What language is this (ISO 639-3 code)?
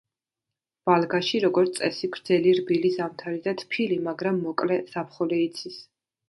kat